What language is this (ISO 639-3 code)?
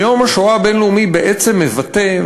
heb